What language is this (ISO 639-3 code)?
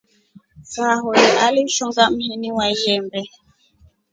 rof